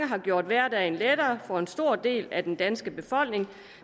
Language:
Danish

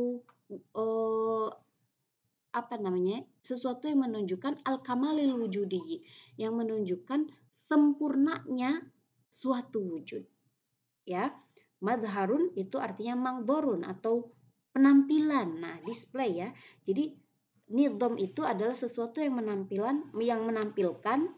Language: Indonesian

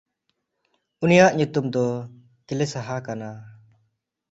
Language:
Santali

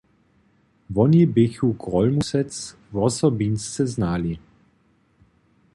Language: Upper Sorbian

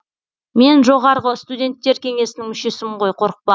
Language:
Kazakh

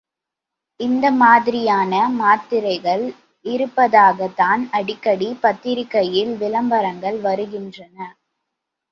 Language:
Tamil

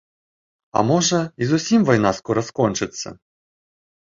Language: Belarusian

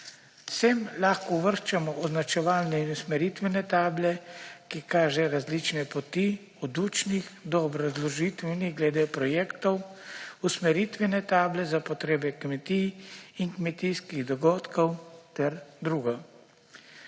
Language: Slovenian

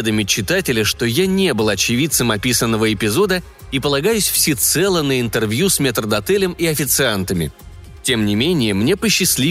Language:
Russian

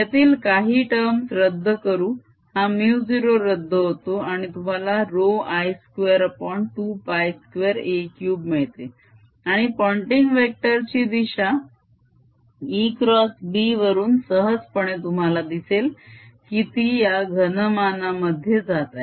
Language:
Marathi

